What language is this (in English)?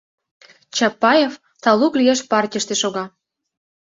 Mari